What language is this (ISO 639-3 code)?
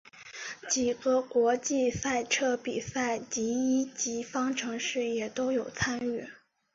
zho